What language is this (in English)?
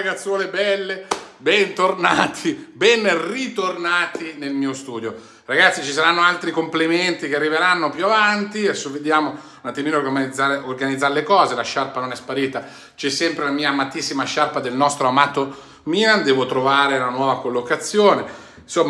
Italian